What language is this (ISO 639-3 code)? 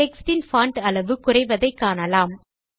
tam